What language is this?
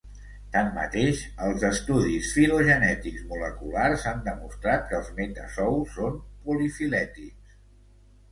Catalan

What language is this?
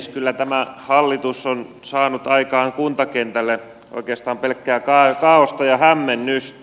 Finnish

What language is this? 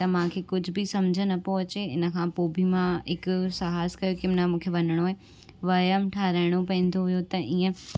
Sindhi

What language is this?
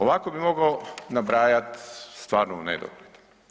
Croatian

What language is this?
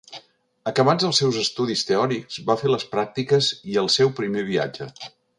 Catalan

